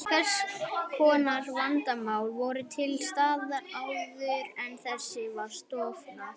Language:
Icelandic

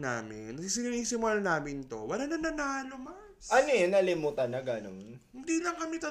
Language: Filipino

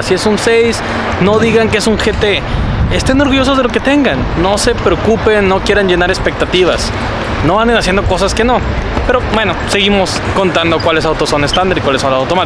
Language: Spanish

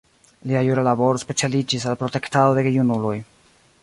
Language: Esperanto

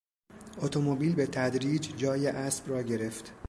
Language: Persian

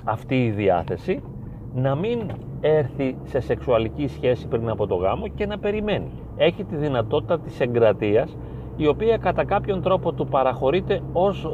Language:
Greek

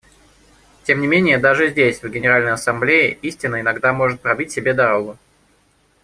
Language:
Russian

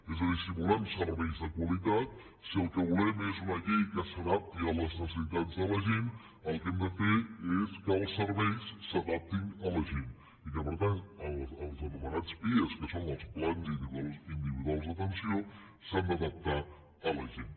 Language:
Catalan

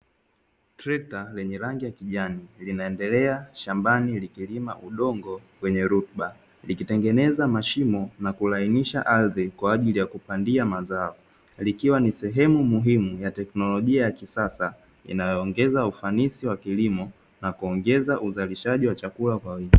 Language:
Swahili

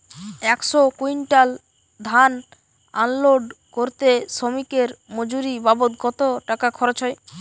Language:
Bangla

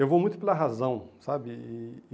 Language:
Portuguese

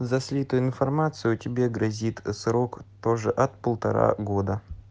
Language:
Russian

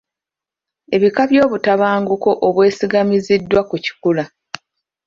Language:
Ganda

